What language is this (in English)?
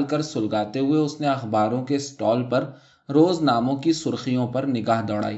Urdu